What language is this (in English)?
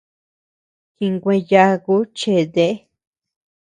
Tepeuxila Cuicatec